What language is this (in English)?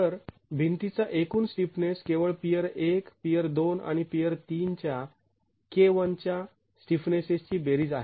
Marathi